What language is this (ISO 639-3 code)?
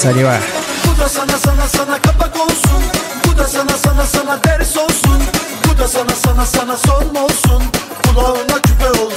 ara